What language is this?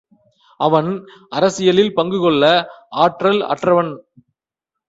Tamil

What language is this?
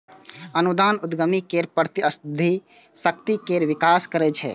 Maithili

